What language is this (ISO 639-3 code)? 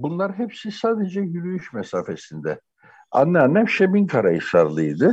tur